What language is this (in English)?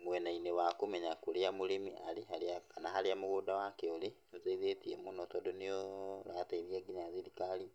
Kikuyu